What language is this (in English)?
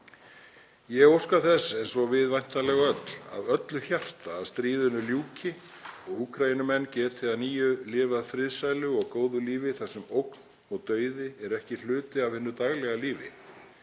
Icelandic